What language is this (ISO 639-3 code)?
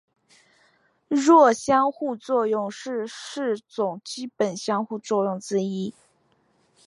zho